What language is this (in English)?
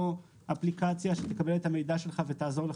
Hebrew